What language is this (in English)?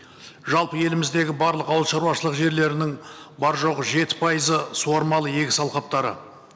Kazakh